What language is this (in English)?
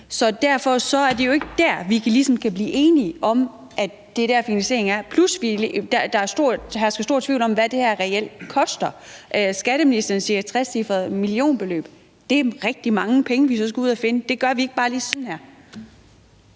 Danish